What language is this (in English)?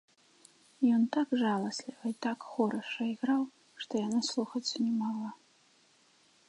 Belarusian